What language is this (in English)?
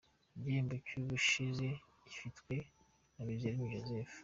Kinyarwanda